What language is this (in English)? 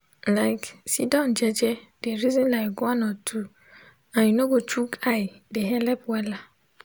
Nigerian Pidgin